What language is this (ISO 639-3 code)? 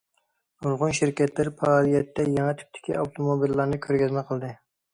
uig